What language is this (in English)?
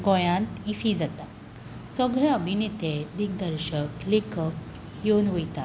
Konkani